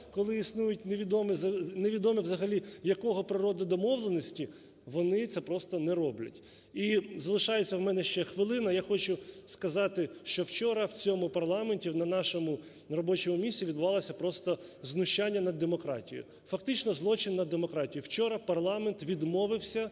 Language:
Ukrainian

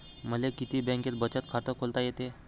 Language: Marathi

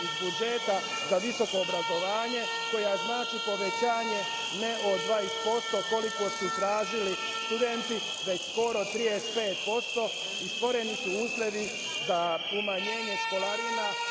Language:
Serbian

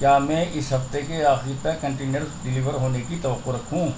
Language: Urdu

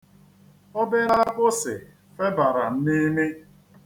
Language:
Igbo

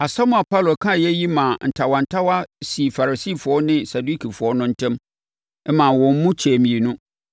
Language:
Akan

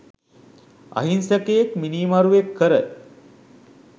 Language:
Sinhala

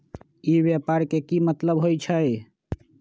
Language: Magahi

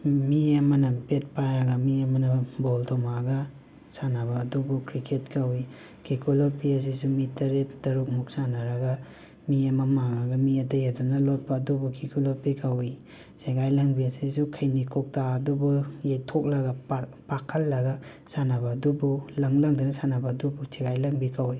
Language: Manipuri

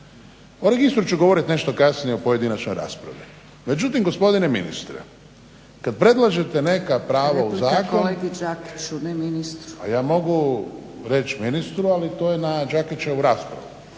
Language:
Croatian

